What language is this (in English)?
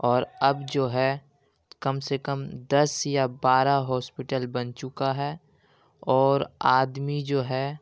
Urdu